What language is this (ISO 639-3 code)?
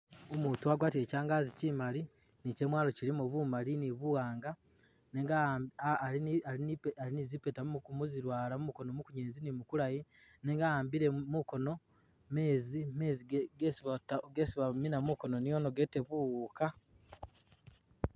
myx